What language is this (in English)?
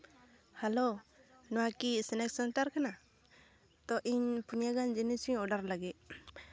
Santali